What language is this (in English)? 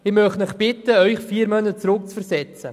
Swiss German